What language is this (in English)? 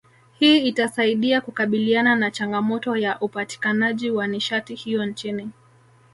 Swahili